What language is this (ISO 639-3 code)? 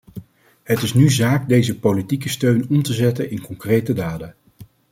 nld